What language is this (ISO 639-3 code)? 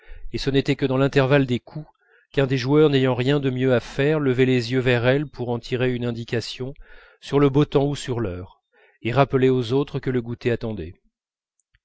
fra